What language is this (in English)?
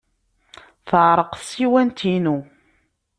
Kabyle